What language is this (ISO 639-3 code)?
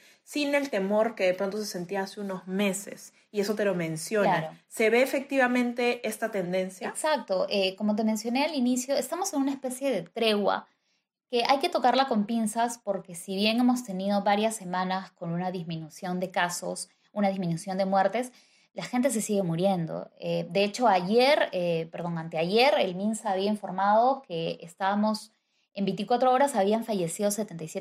spa